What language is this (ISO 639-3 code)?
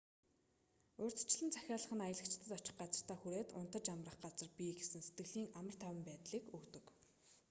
mon